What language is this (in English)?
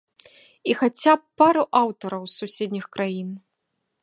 Belarusian